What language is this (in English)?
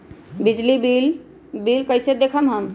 Magahi